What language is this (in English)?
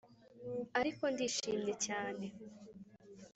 Kinyarwanda